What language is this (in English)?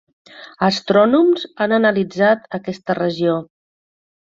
Catalan